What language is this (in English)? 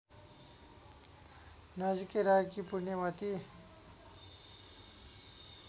Nepali